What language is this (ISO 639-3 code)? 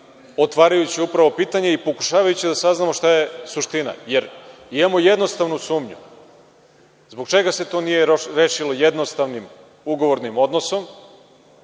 srp